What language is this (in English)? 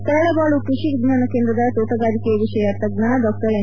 Kannada